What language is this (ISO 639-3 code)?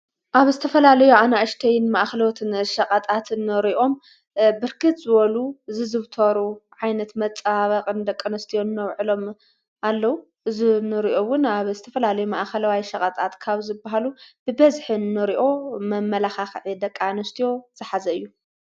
tir